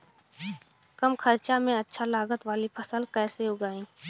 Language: Bhojpuri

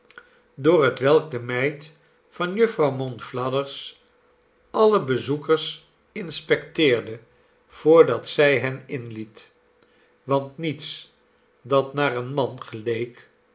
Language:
Dutch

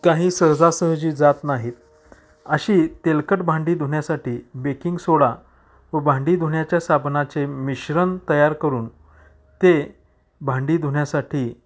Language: Marathi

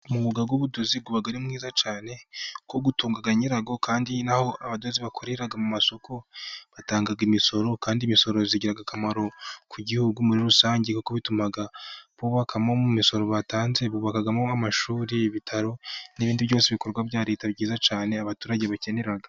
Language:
Kinyarwanda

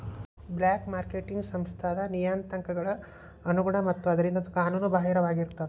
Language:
Kannada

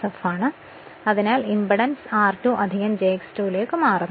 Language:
Malayalam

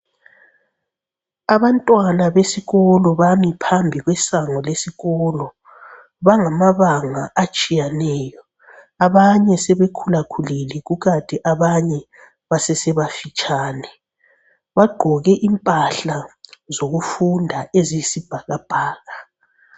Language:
North Ndebele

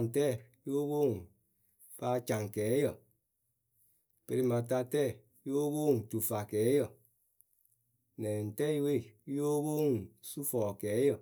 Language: Akebu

